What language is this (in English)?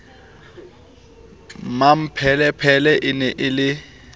Southern Sotho